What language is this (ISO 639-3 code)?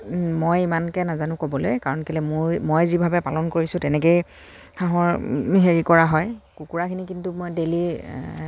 asm